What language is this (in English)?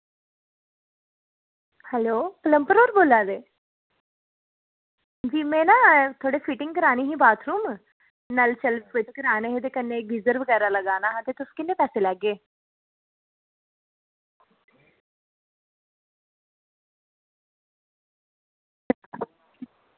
Dogri